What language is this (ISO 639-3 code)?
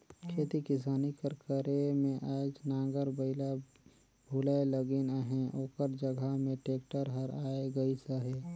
hne